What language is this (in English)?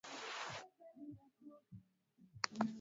Swahili